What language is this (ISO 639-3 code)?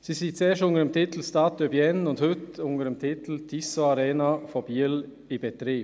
gsw